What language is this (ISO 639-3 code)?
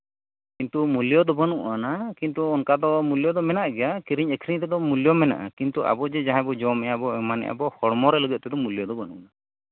sat